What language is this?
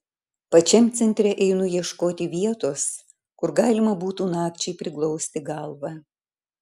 Lithuanian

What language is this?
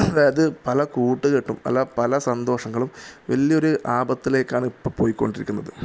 Malayalam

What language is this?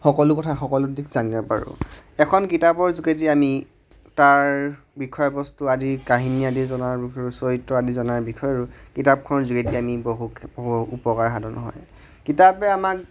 Assamese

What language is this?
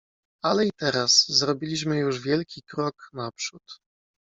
Polish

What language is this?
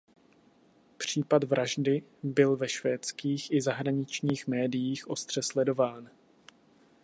Czech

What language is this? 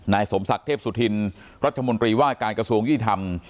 Thai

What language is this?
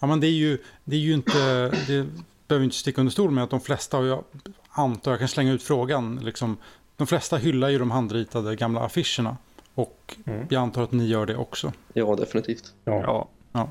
Swedish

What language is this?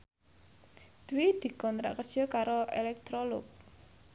Javanese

